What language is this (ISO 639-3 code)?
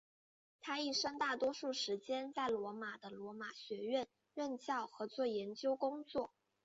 zho